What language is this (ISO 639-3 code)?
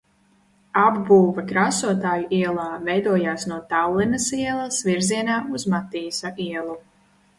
lav